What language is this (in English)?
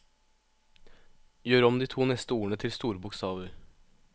Norwegian